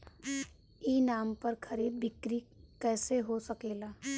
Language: Bhojpuri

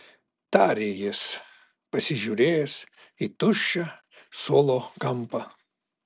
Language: Lithuanian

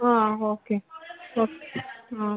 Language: Kannada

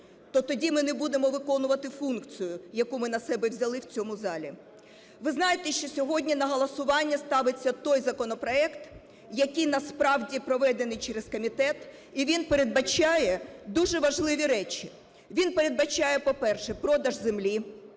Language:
Ukrainian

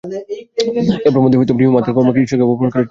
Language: Bangla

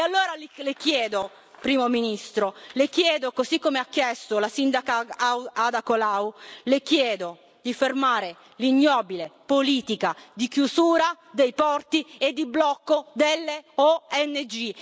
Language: Italian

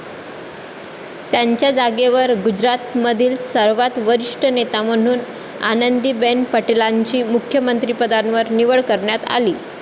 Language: Marathi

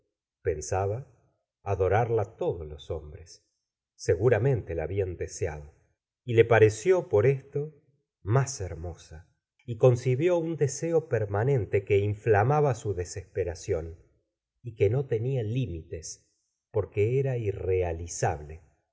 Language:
Spanish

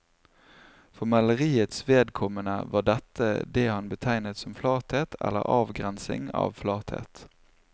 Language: Norwegian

